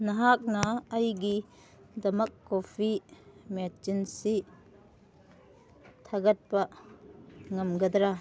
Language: Manipuri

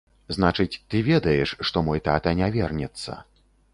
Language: Belarusian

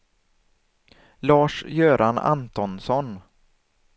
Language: Swedish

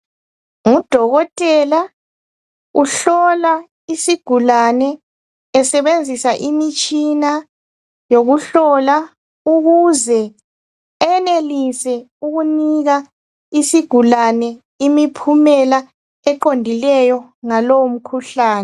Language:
North Ndebele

